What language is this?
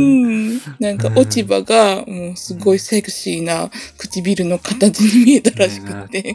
Japanese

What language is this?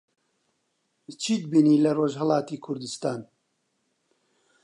Central Kurdish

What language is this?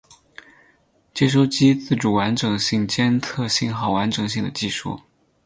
Chinese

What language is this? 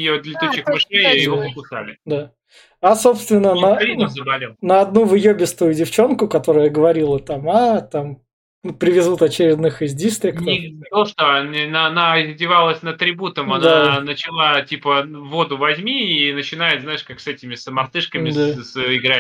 Russian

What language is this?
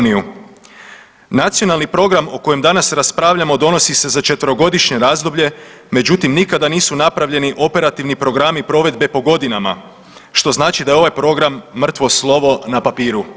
Croatian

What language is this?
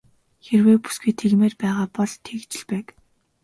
Mongolian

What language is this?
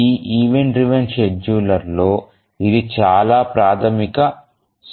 Telugu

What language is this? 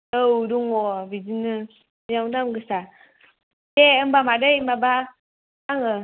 Bodo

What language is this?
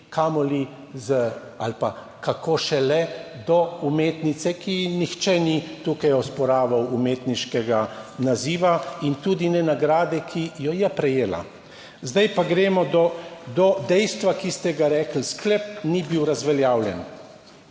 Slovenian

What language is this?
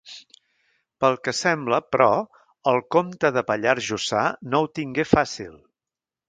Catalan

